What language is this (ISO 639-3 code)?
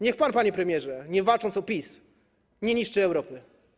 pol